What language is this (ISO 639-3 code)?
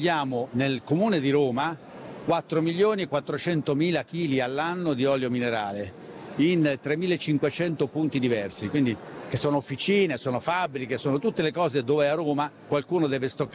ita